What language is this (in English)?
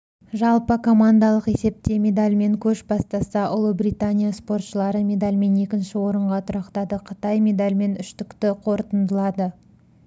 Kazakh